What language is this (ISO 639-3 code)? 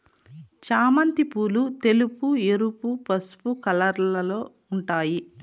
tel